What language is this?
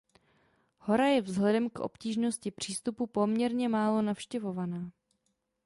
Czech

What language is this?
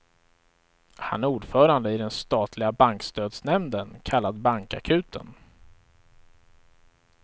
Swedish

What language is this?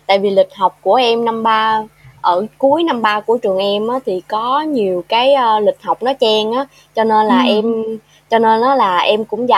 Vietnamese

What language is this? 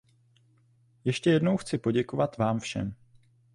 Czech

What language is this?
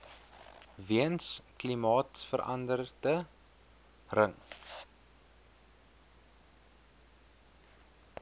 Afrikaans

